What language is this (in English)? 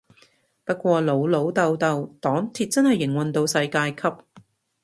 Cantonese